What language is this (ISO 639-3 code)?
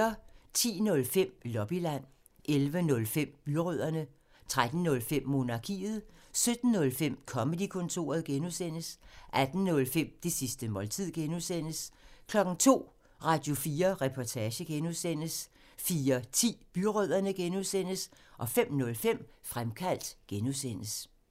dan